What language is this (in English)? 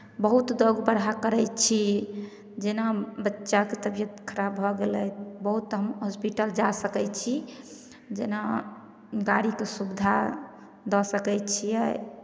Maithili